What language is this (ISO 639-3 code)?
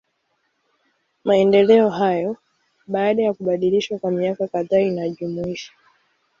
swa